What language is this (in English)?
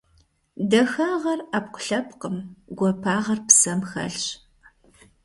Kabardian